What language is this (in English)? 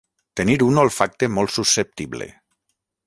Catalan